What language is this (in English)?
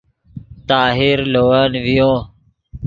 Yidgha